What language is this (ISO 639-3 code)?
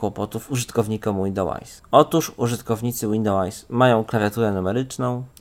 pol